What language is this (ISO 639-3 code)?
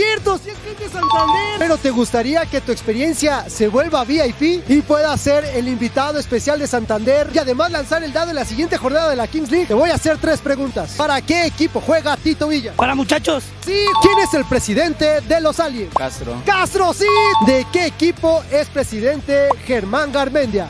spa